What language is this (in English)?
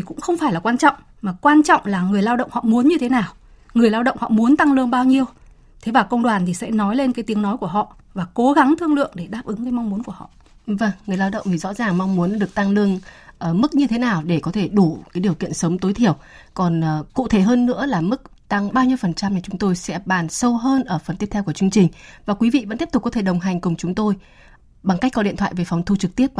Vietnamese